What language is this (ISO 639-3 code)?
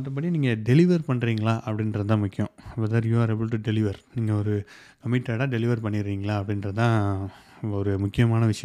tam